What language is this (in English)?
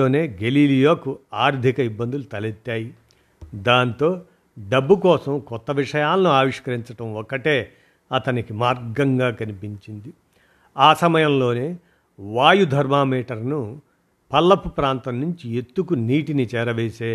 Telugu